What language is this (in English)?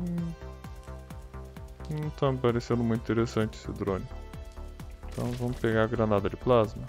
Portuguese